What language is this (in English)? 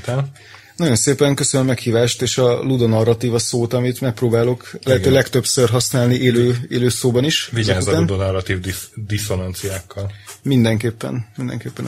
Hungarian